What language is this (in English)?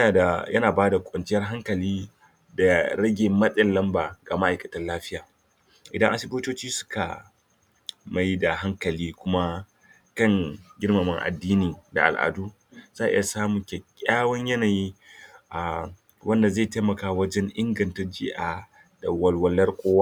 Hausa